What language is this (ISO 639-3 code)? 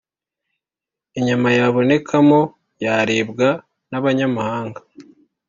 kin